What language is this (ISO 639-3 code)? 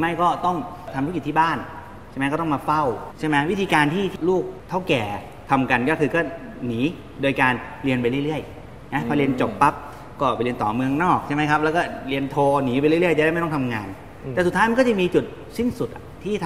tha